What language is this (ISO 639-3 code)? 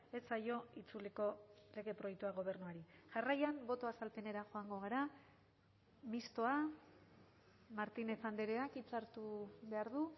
eus